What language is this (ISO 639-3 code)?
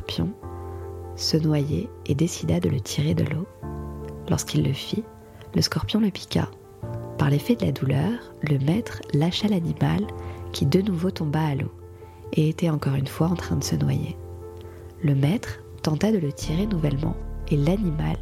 fra